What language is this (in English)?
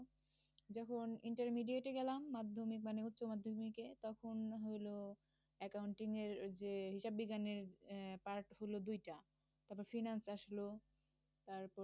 Bangla